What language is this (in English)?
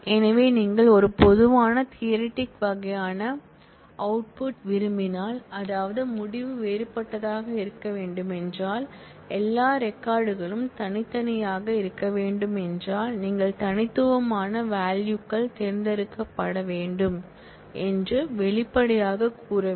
Tamil